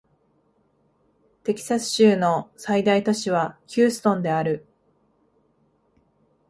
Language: Japanese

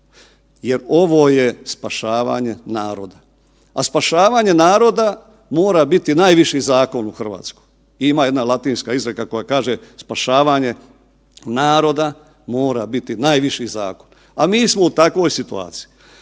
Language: Croatian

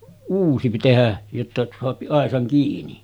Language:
Finnish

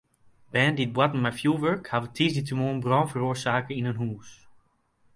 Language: Western Frisian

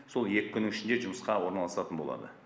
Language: Kazakh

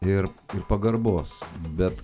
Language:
Lithuanian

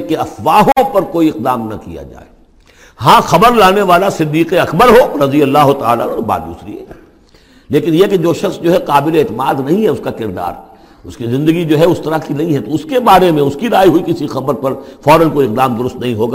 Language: Urdu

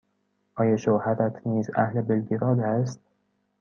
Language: Persian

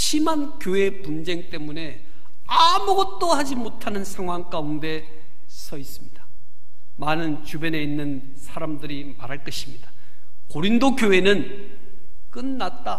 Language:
Korean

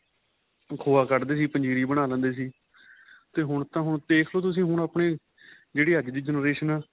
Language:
Punjabi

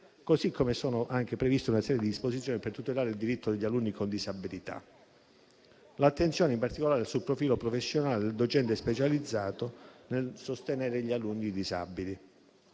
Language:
Italian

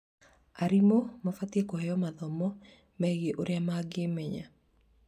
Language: Kikuyu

